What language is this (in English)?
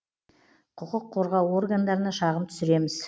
Kazakh